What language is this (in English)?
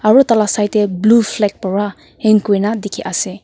Naga Pidgin